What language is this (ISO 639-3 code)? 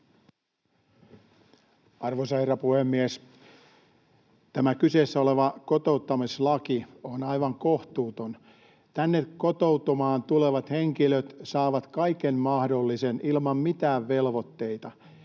fin